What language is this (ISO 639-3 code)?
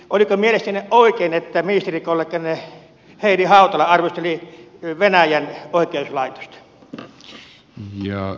fin